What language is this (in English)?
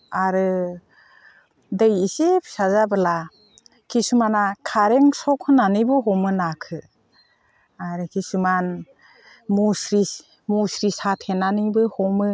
Bodo